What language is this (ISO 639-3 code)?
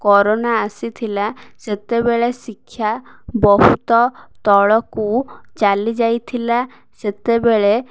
ori